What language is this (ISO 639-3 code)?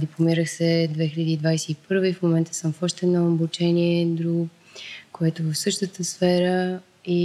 bul